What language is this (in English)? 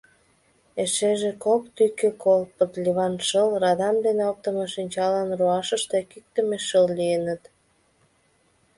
Mari